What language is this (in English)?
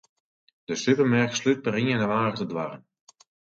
Western Frisian